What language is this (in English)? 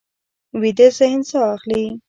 Pashto